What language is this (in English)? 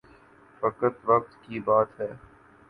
Urdu